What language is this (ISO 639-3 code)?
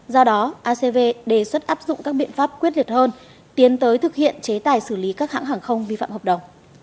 vie